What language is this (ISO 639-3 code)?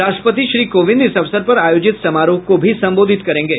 hin